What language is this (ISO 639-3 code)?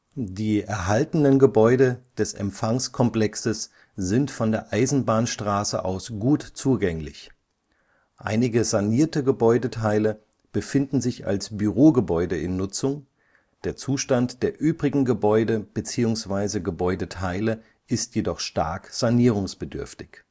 deu